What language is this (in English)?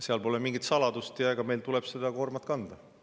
Estonian